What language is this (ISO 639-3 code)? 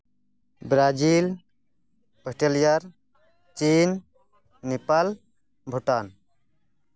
sat